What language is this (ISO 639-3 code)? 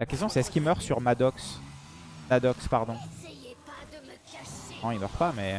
fra